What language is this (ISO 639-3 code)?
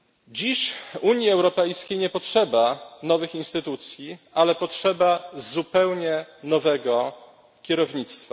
pol